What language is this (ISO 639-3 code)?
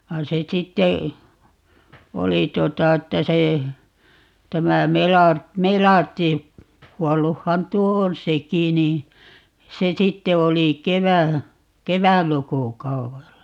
fin